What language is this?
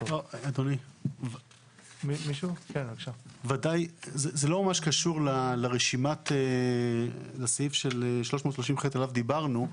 Hebrew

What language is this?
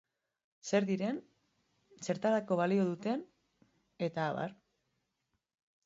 Basque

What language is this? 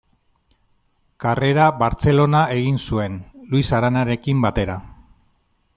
Basque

